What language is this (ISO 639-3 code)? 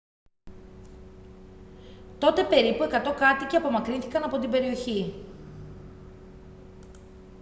ell